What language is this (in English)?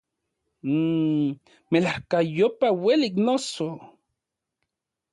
Central Puebla Nahuatl